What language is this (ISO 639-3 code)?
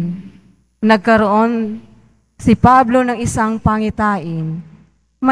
fil